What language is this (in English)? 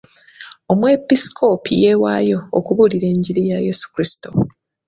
Ganda